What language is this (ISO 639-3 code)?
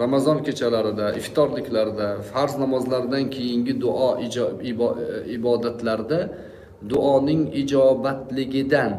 tur